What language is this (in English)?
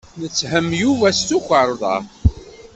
Kabyle